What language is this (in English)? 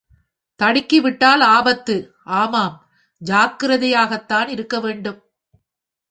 Tamil